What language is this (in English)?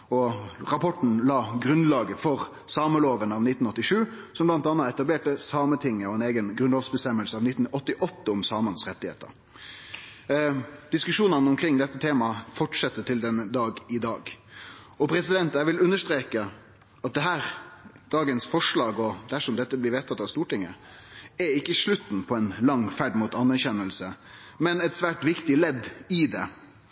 Norwegian Nynorsk